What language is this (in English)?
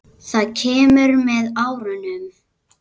Icelandic